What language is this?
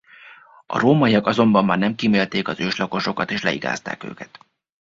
Hungarian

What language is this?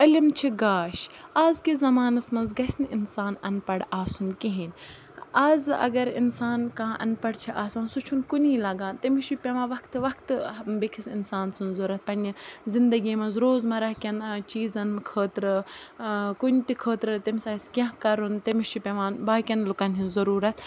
Kashmiri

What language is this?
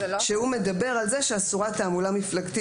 Hebrew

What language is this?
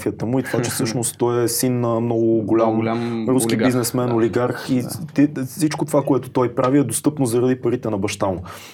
Bulgarian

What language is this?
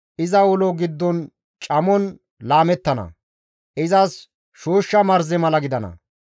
Gamo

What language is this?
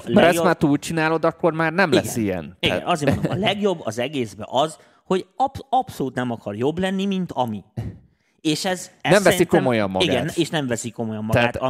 Hungarian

